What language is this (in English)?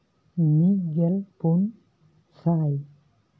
Santali